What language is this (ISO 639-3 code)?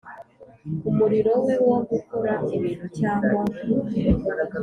kin